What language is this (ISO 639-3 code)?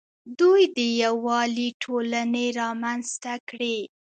pus